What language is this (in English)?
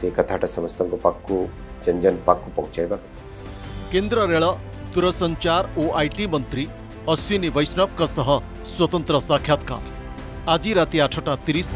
Hindi